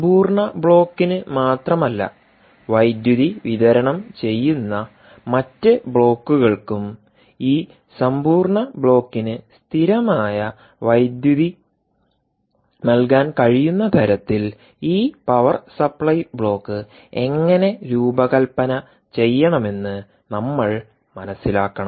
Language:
Malayalam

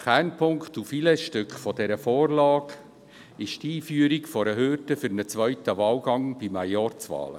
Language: Swiss German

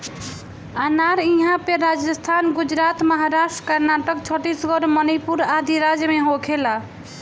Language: Bhojpuri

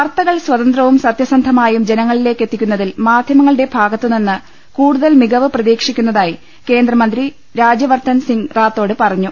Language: Malayalam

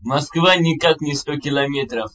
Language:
Russian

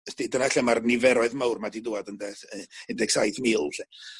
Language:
Welsh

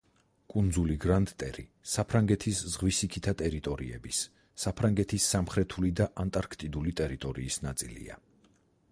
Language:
Georgian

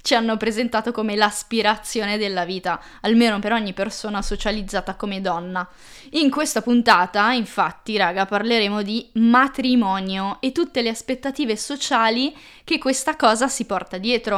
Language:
Italian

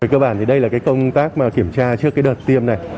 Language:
Vietnamese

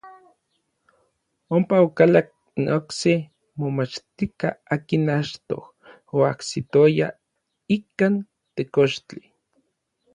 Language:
Orizaba Nahuatl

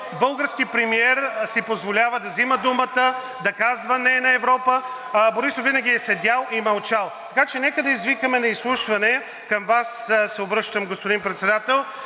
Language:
Bulgarian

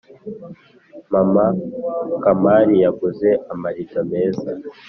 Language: Kinyarwanda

